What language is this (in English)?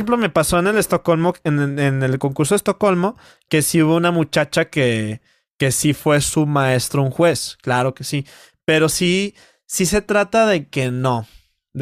Spanish